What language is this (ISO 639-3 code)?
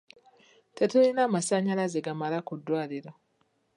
lug